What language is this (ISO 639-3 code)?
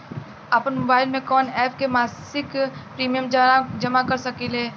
bho